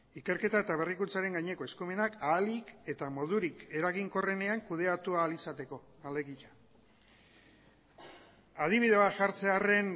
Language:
Basque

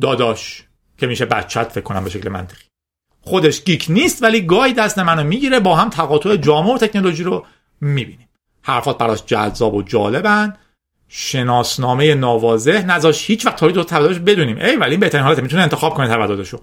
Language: Persian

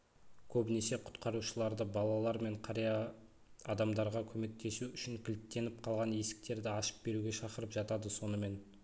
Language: Kazakh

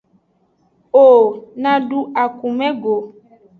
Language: Aja (Benin)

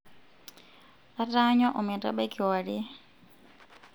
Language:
Masai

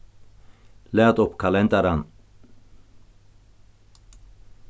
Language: Faroese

